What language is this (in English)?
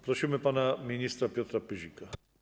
Polish